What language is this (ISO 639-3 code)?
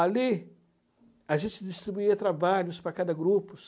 por